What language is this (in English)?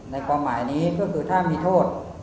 Thai